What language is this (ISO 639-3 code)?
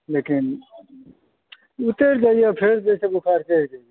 mai